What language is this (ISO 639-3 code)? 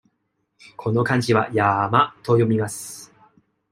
jpn